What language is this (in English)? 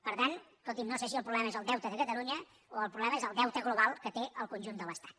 Catalan